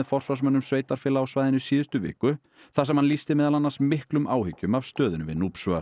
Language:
Icelandic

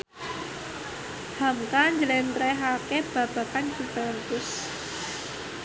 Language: Javanese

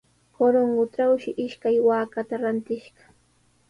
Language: Sihuas Ancash Quechua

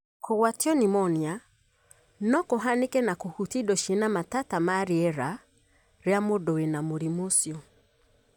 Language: Kikuyu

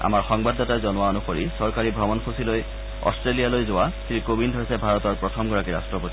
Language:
Assamese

